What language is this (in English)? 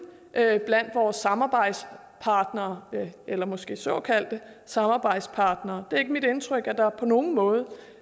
Danish